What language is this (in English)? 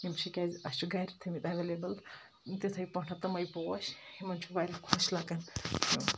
Kashmiri